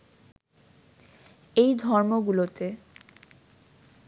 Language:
Bangla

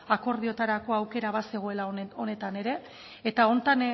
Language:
Basque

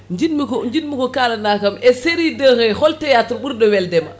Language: Fula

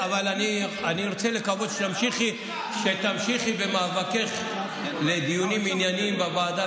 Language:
Hebrew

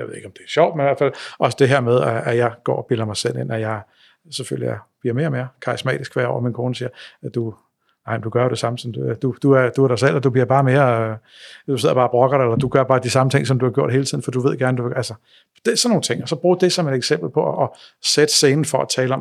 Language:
Danish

